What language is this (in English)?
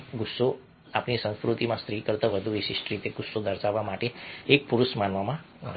Gujarati